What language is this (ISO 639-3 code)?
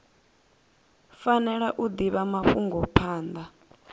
ven